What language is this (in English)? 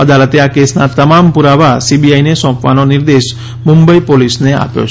Gujarati